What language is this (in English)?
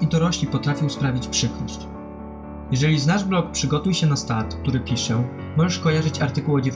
Polish